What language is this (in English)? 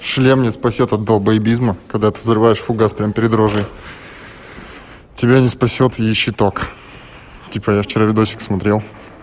Russian